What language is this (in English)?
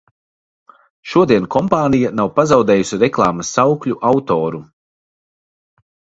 Latvian